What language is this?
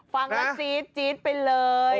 Thai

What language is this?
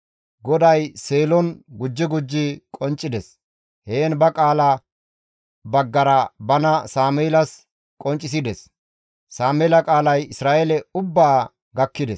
Gamo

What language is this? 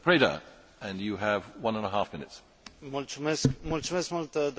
Romanian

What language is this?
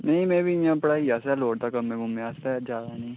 Dogri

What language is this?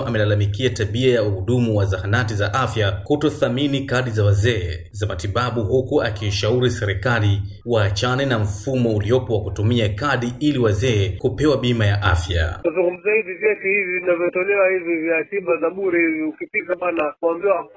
Swahili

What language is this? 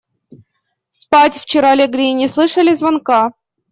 Russian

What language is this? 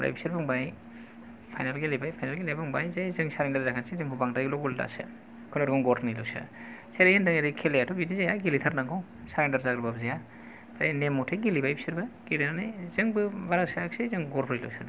Bodo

